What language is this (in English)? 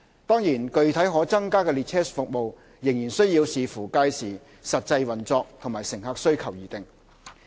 Cantonese